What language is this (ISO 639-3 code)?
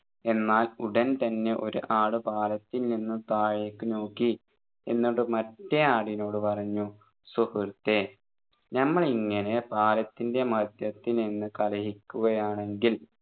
mal